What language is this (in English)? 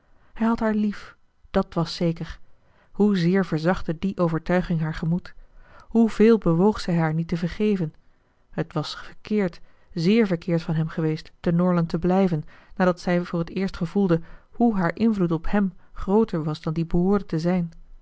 Dutch